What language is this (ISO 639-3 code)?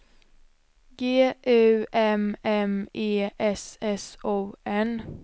swe